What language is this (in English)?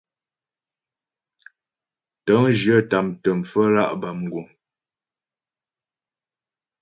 Ghomala